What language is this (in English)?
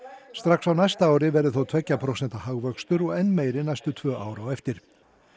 Icelandic